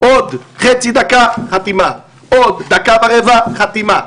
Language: Hebrew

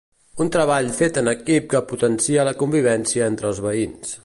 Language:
Catalan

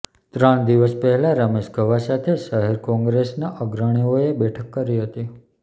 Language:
Gujarati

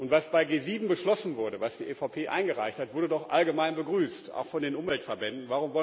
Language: German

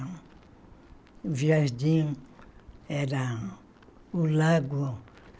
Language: Portuguese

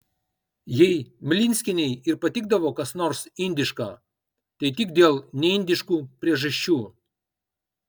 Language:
Lithuanian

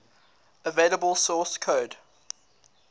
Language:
English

